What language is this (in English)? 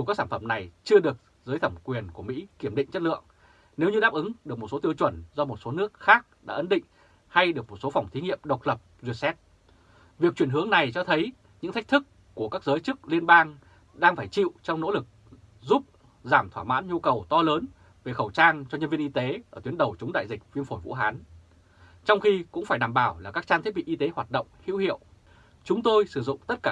Vietnamese